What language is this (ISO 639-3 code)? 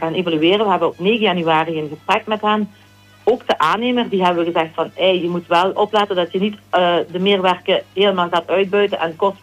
nld